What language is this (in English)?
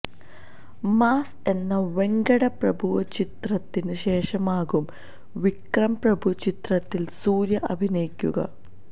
Malayalam